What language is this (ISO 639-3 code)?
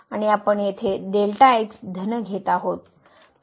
mar